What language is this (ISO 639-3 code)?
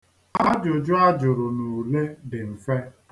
ibo